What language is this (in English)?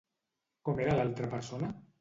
Catalan